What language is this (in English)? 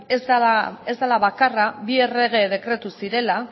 Basque